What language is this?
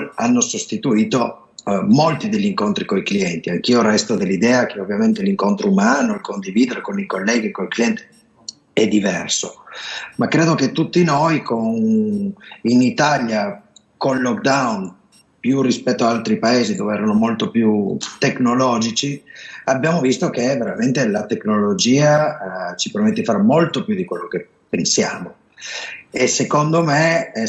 Italian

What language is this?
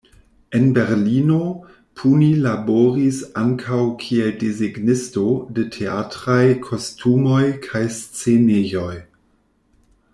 Esperanto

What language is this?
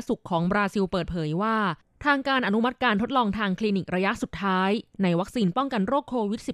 Thai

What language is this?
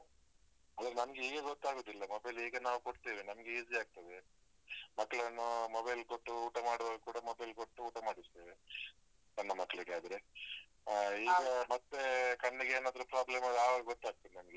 Kannada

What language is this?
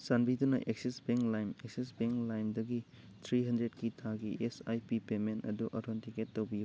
Manipuri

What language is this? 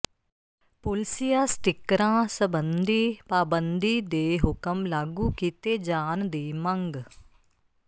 Punjabi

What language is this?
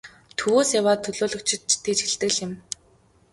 Mongolian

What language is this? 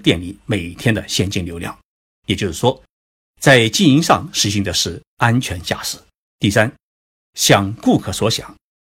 Chinese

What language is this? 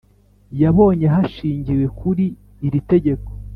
Kinyarwanda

